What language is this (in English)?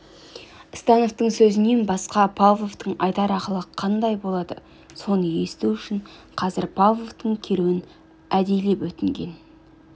Kazakh